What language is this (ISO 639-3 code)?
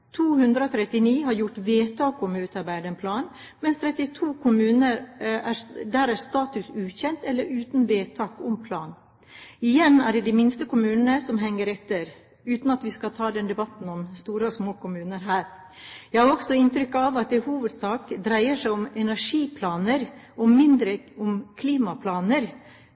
nob